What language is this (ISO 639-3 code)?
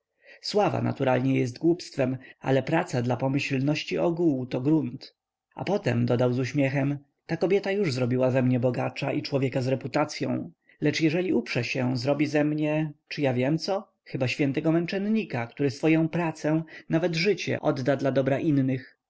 pol